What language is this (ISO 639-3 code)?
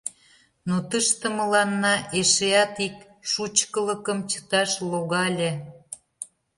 chm